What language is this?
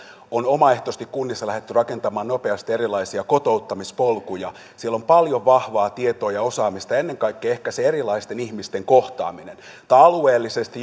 Finnish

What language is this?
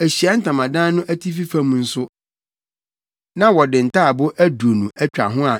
Akan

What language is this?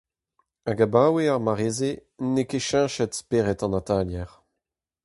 Breton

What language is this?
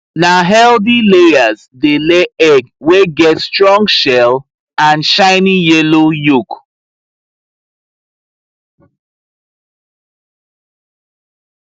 Nigerian Pidgin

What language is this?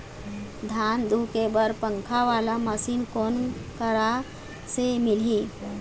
Chhattisgarhi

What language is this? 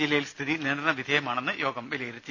Malayalam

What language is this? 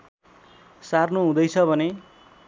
Nepali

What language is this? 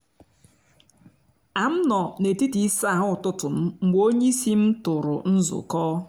Igbo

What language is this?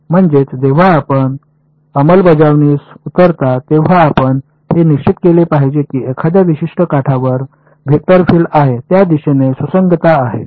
Marathi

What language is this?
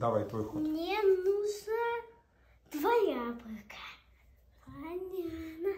Russian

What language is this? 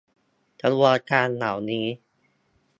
Thai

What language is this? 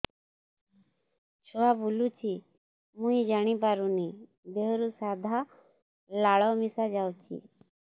Odia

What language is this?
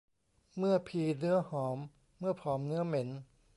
Thai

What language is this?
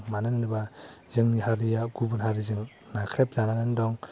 Bodo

